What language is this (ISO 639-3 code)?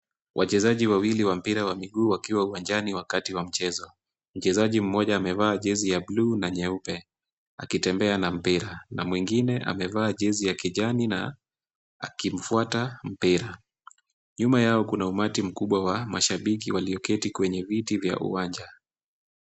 swa